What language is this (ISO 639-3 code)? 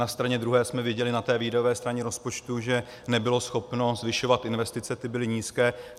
ces